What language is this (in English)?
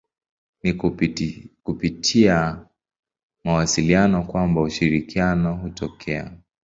Swahili